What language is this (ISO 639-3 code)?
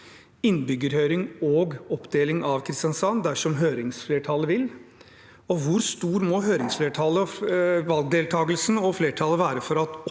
nor